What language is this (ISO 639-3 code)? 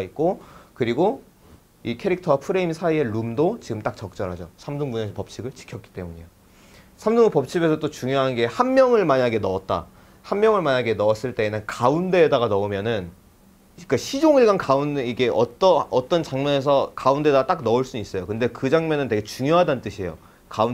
kor